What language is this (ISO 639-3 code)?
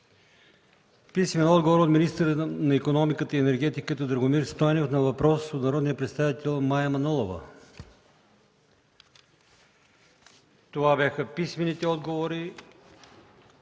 bul